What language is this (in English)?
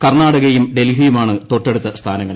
Malayalam